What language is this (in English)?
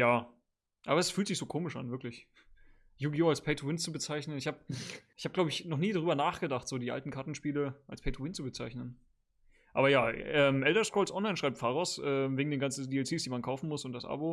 German